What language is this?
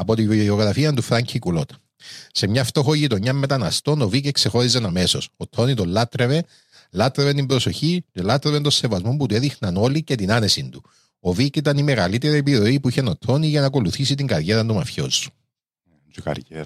Greek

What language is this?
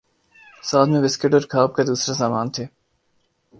Urdu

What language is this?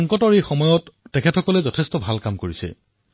Assamese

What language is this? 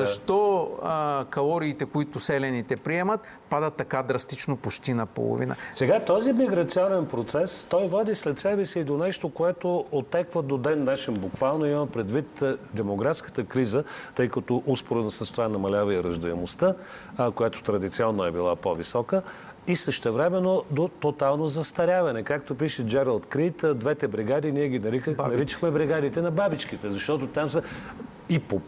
Bulgarian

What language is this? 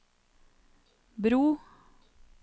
Norwegian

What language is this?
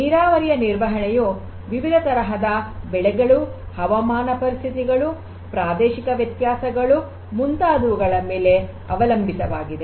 Kannada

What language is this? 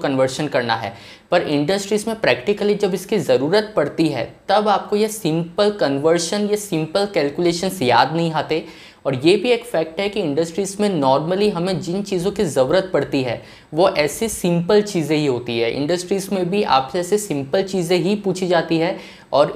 Hindi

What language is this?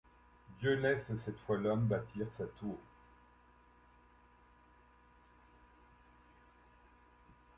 French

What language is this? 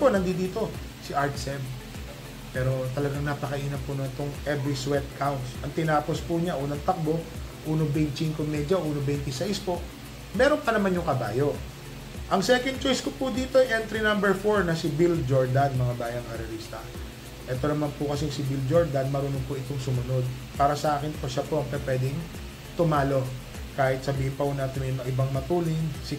Filipino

